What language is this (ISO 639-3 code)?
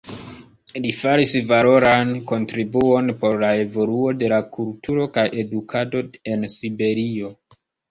epo